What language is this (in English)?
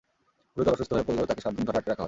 Bangla